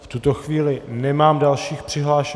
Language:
Czech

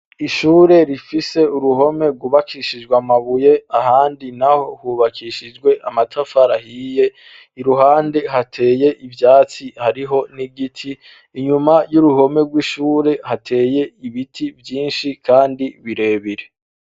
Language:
Rundi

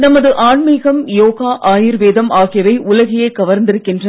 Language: Tamil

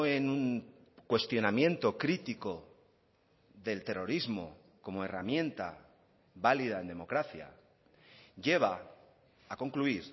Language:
Spanish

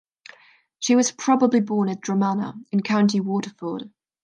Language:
English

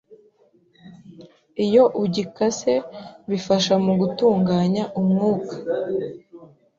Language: Kinyarwanda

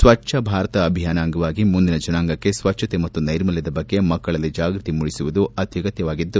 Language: Kannada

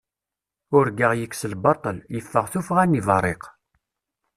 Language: Kabyle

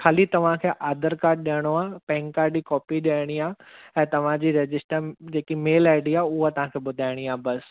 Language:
Sindhi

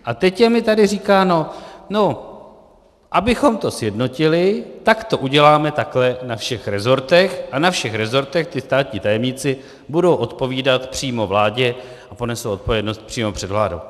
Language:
Czech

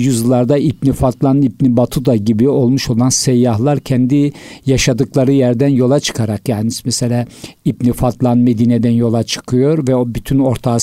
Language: Turkish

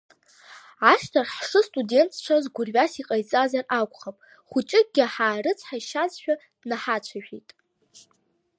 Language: Abkhazian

